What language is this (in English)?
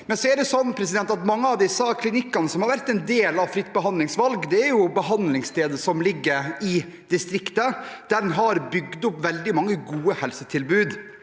Norwegian